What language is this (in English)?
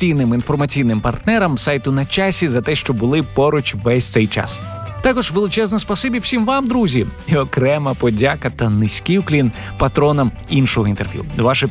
Ukrainian